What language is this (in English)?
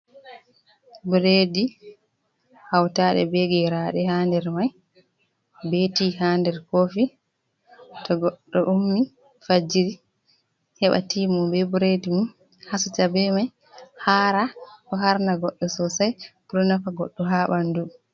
Fula